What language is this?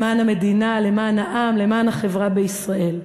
Hebrew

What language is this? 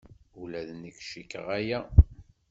Kabyle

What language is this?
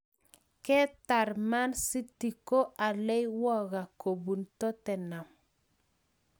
Kalenjin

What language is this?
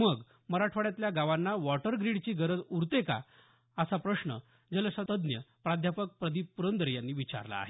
Marathi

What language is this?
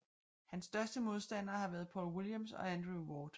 Danish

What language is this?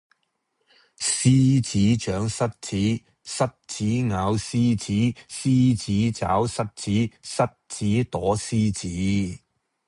Cantonese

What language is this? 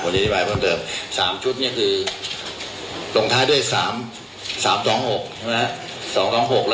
Thai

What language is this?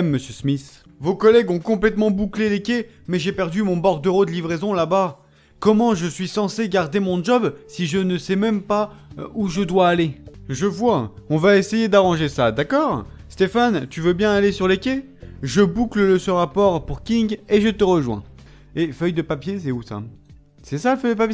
French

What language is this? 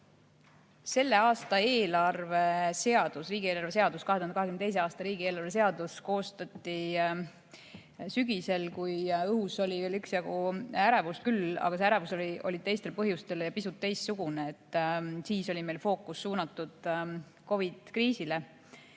Estonian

